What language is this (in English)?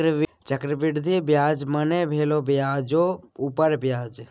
Maithili